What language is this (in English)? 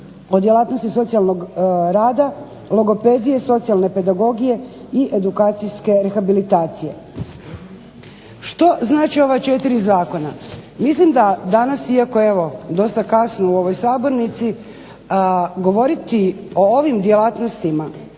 Croatian